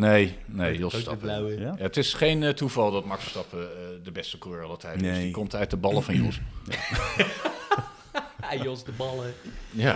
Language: Dutch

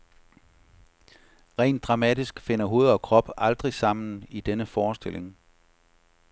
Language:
Danish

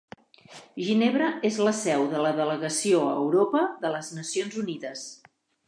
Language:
Catalan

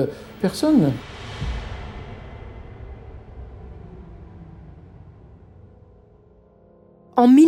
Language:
French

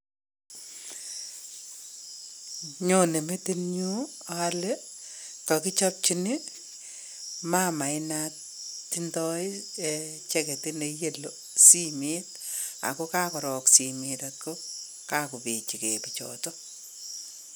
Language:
Kalenjin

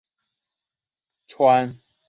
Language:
Chinese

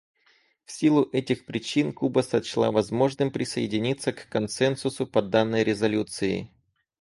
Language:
Russian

